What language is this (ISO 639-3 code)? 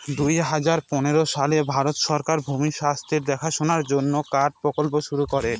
ben